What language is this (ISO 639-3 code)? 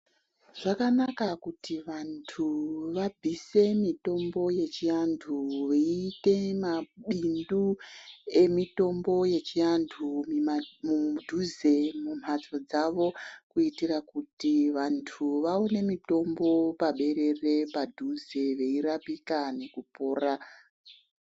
ndc